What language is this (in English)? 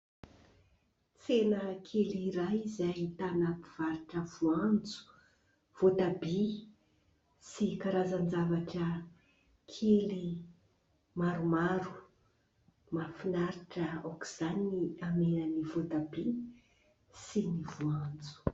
Malagasy